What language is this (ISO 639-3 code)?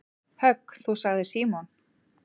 isl